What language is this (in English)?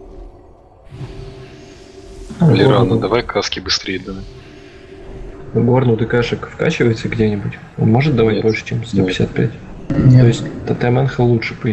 Russian